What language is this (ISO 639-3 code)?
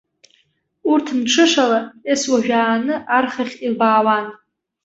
abk